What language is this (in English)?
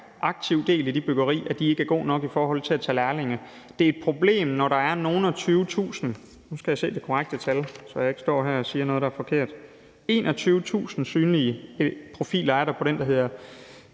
Danish